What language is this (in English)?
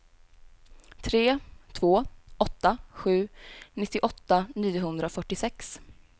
Swedish